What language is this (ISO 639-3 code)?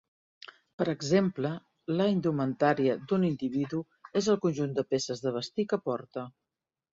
cat